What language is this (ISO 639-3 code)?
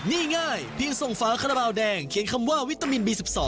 tha